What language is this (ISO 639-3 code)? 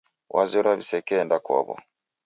dav